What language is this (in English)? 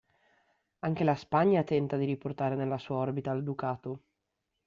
Italian